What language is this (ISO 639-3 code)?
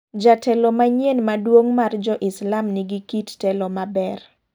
luo